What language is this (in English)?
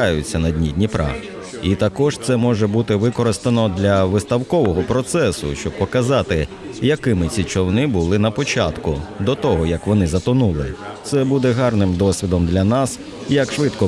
Ukrainian